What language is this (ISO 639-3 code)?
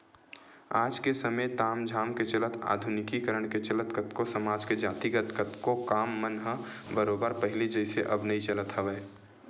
hne